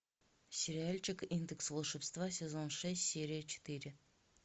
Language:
Russian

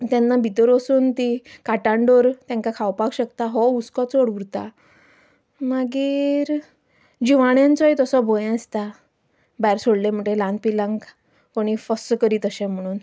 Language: Konkani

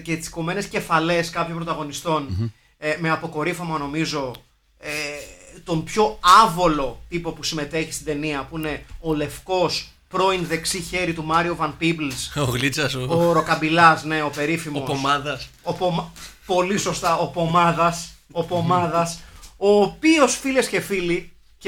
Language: Greek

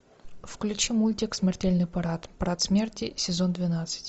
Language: Russian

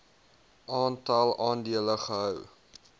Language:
Afrikaans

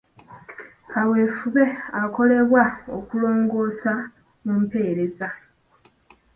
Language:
Ganda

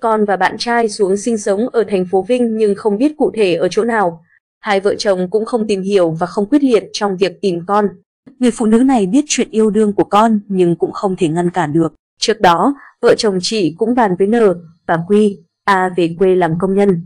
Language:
Vietnamese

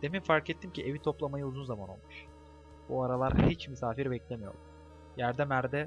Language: Turkish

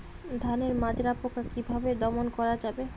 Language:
Bangla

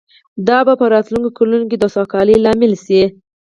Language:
Pashto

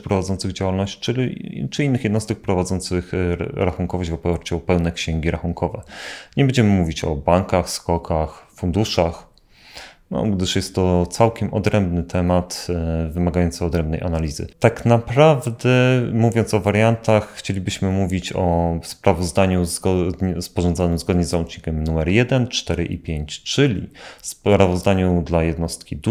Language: Polish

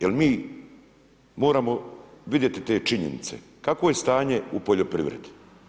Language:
Croatian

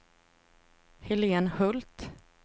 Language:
Swedish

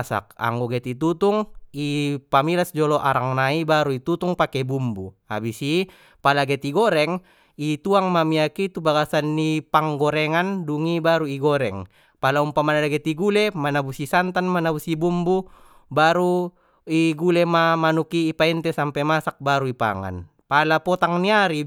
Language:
Batak Mandailing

